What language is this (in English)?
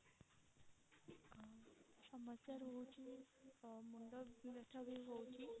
Odia